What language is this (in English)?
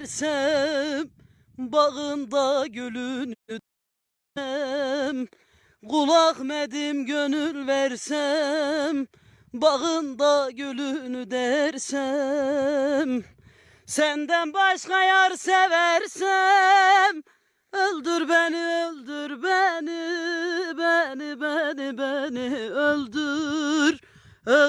Turkish